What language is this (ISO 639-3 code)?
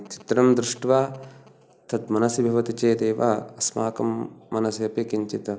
san